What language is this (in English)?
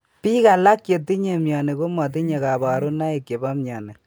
Kalenjin